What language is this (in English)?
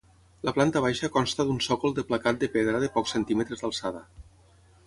Catalan